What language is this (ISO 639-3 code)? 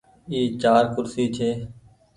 gig